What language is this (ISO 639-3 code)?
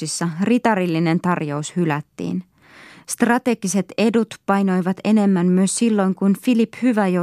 fin